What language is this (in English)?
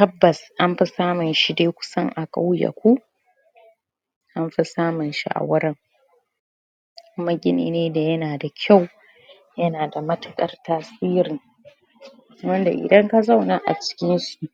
Hausa